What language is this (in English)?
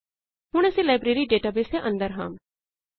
Punjabi